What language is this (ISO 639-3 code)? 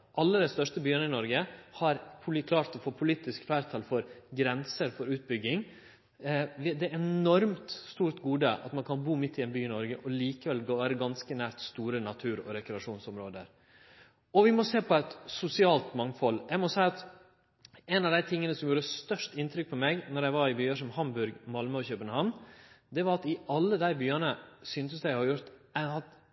nno